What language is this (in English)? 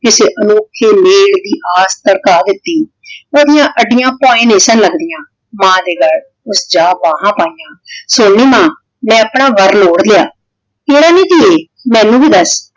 Punjabi